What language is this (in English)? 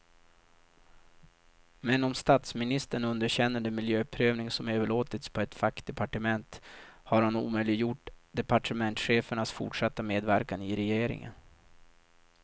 Swedish